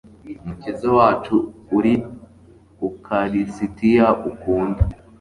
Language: Kinyarwanda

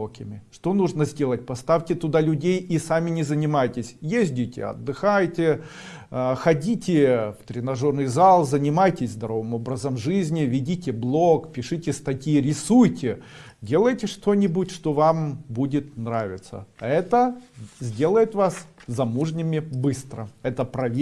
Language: Russian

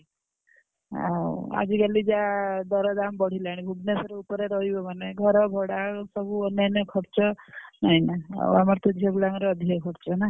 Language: Odia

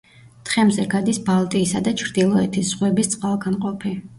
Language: Georgian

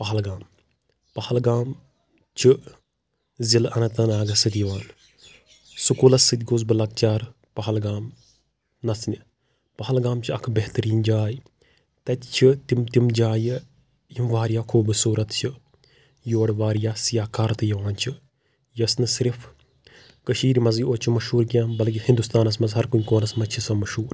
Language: Kashmiri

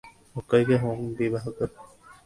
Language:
Bangla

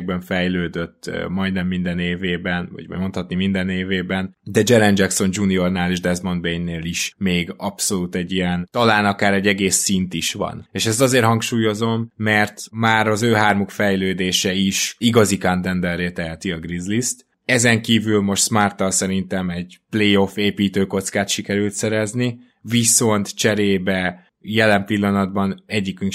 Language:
Hungarian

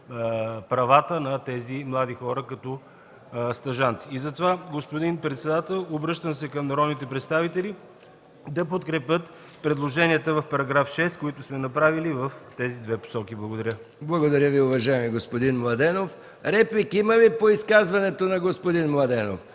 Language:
Bulgarian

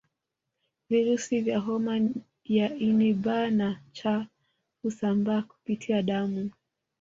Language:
Swahili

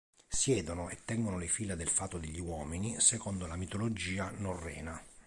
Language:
Italian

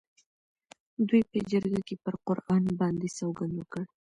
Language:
Pashto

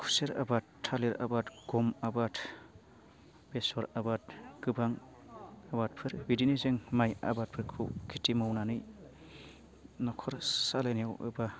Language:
Bodo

